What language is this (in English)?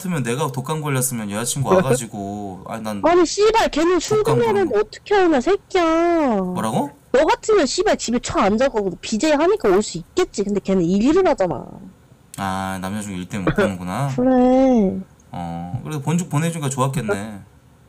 Korean